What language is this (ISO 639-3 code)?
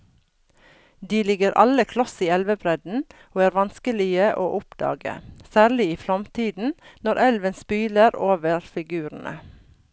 nor